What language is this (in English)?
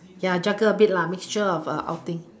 English